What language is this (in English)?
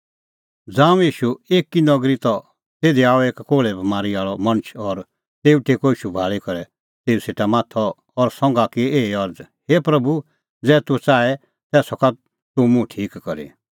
Kullu Pahari